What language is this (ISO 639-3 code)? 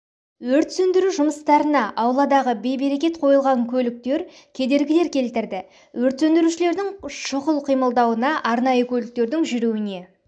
kaz